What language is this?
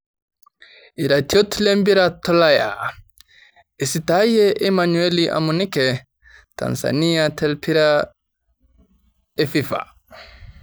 Masai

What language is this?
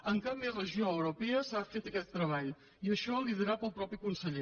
Catalan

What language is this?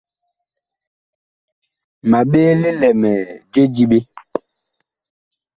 Bakoko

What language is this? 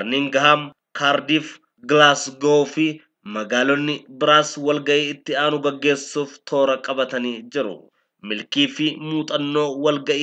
Arabic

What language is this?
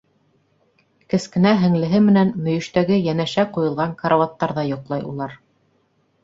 Bashkir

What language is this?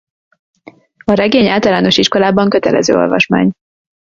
Hungarian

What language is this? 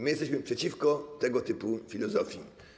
Polish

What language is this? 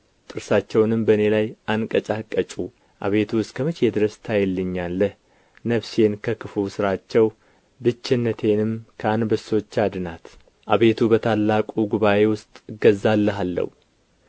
Amharic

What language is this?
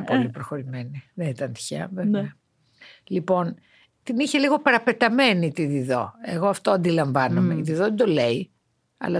Greek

